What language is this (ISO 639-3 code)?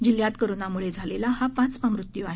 mar